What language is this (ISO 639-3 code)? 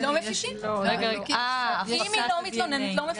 heb